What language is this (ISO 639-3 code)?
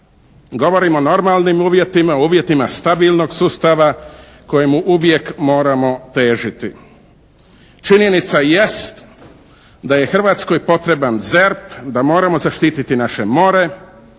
hrv